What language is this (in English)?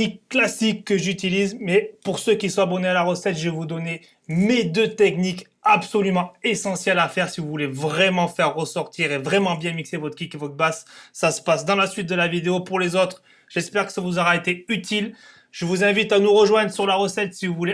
French